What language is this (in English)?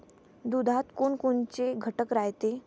Marathi